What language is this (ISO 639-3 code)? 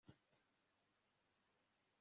kin